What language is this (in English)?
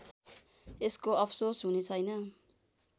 Nepali